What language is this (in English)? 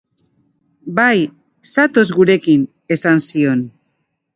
Basque